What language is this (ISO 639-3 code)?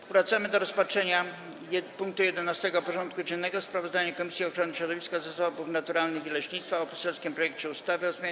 pol